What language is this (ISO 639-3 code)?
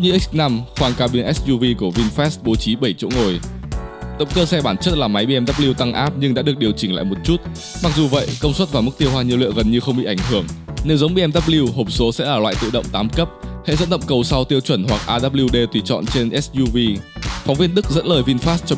vie